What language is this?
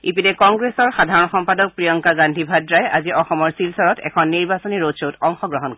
Assamese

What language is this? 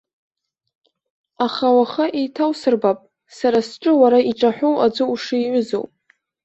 Abkhazian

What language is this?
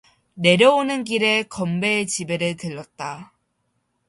Korean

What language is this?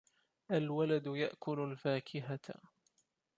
Arabic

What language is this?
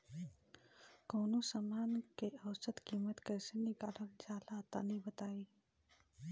Bhojpuri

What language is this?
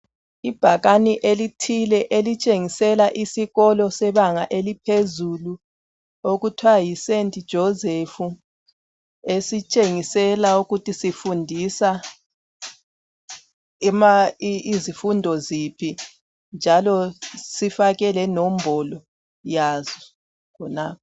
North Ndebele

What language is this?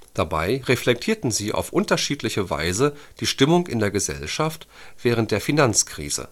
German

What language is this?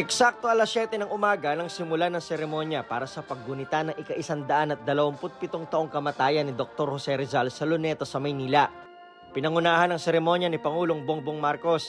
Filipino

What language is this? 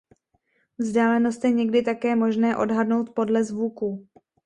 Czech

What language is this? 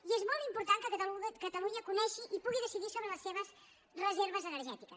Catalan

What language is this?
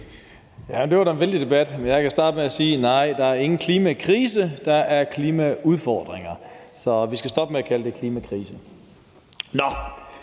Danish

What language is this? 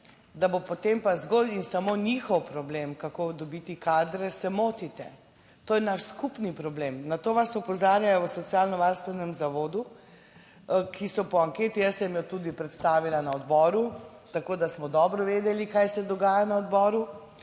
Slovenian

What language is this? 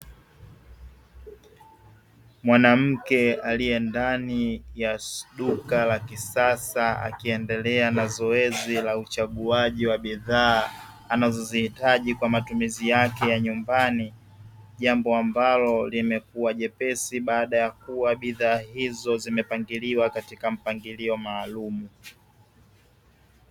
Swahili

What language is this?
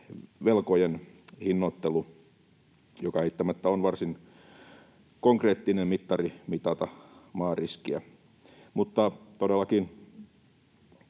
Finnish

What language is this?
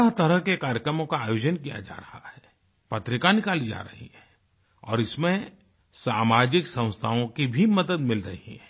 Hindi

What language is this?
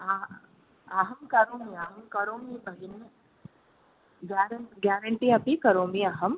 Sanskrit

